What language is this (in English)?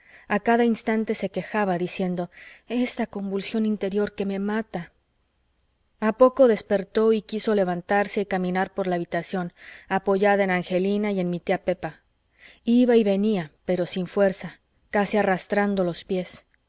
Spanish